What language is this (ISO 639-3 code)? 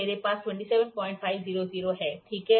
hin